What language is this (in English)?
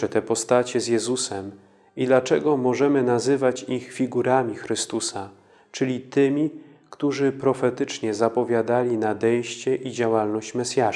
Polish